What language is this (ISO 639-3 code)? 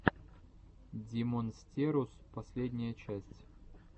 rus